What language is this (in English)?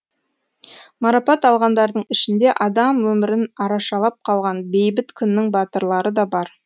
Kazakh